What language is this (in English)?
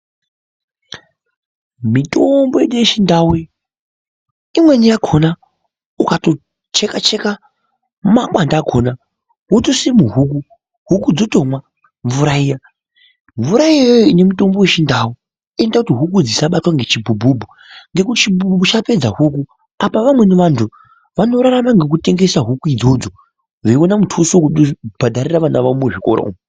Ndau